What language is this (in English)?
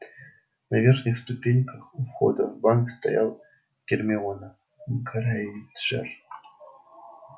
Russian